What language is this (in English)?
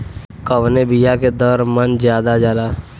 Bhojpuri